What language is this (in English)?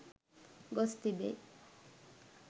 Sinhala